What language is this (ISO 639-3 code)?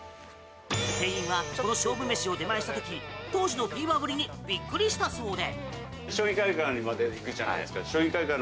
jpn